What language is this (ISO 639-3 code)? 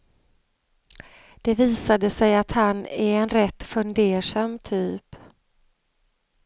swe